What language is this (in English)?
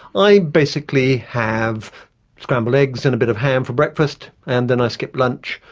English